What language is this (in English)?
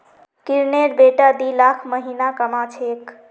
Magahi